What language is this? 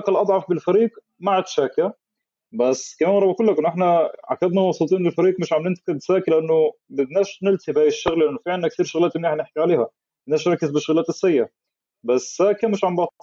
Arabic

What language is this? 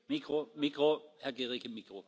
German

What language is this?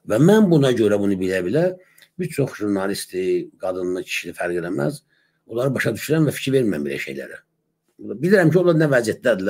Turkish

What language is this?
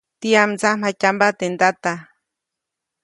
Copainalá Zoque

